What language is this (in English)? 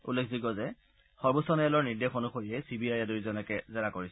Assamese